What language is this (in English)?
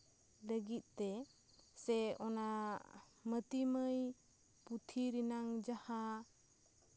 Santali